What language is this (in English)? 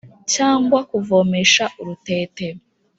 Kinyarwanda